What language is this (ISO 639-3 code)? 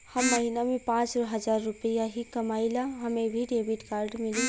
bho